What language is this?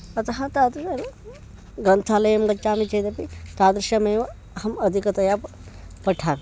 Sanskrit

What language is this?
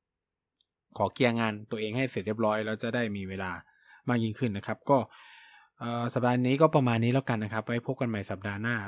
Thai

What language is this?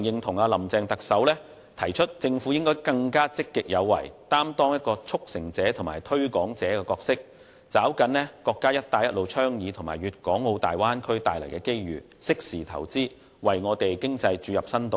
Cantonese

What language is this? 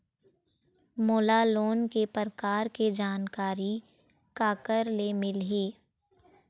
Chhattisgarhi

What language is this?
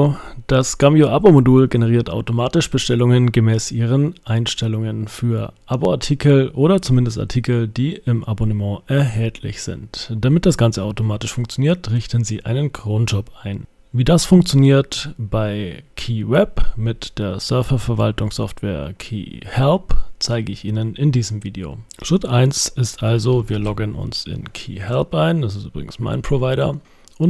German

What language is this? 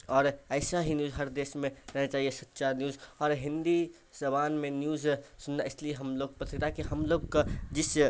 Urdu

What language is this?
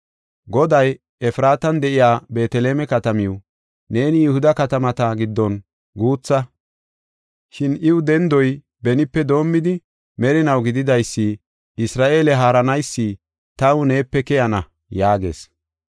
Gofa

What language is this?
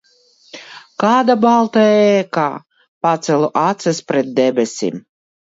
Latvian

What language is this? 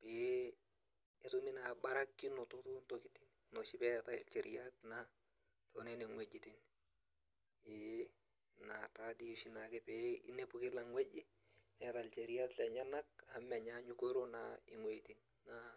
Masai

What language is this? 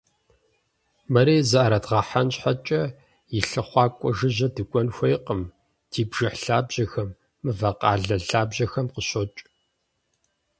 Kabardian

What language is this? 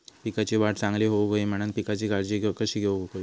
Marathi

